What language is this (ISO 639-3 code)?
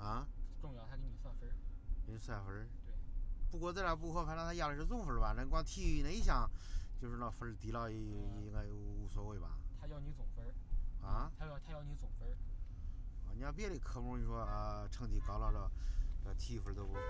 zho